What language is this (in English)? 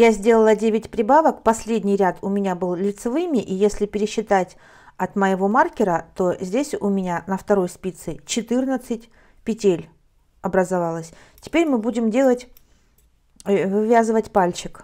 Russian